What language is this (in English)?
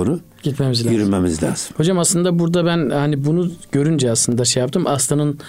Turkish